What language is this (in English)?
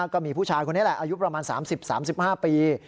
Thai